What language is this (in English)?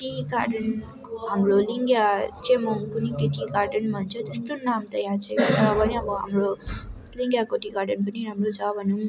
Nepali